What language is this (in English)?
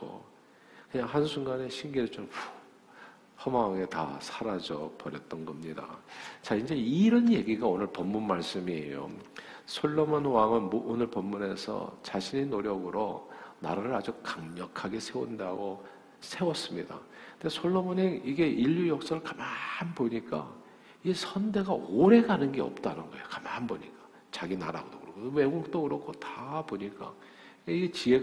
Korean